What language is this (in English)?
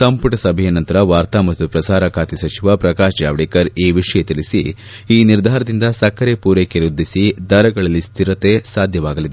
Kannada